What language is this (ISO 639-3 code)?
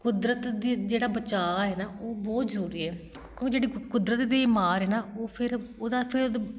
pan